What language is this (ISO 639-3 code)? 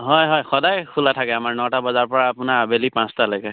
asm